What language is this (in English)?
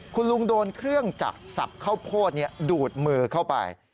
Thai